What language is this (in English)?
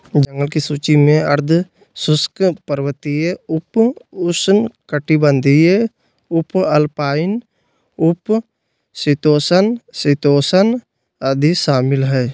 Magahi